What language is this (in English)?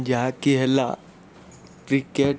Odia